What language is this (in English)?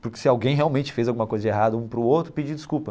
Portuguese